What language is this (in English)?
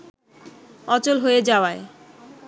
Bangla